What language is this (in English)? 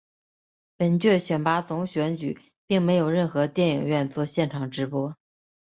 Chinese